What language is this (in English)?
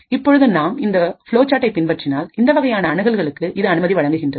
Tamil